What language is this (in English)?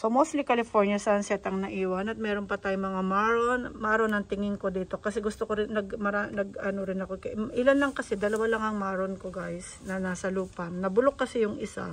Filipino